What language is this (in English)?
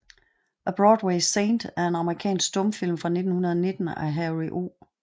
Danish